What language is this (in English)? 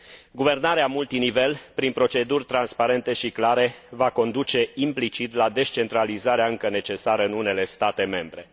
Romanian